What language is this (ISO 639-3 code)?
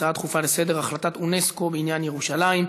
heb